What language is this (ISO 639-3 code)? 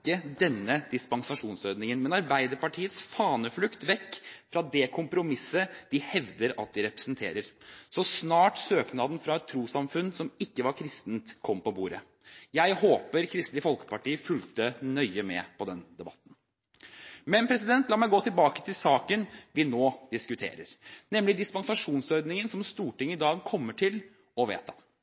nob